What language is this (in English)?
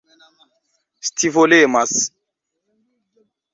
Esperanto